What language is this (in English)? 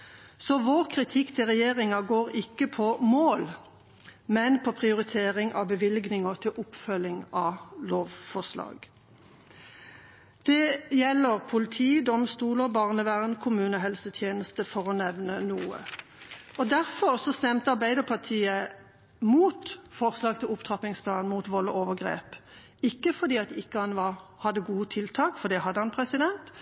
Norwegian Bokmål